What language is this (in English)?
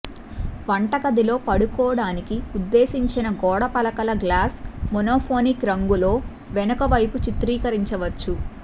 Telugu